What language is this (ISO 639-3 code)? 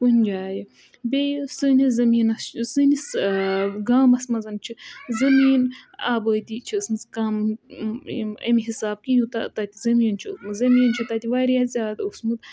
kas